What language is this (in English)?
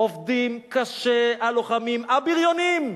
Hebrew